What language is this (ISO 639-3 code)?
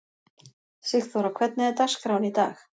isl